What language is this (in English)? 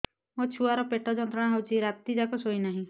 Odia